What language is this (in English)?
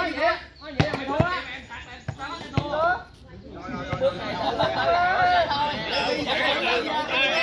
Vietnamese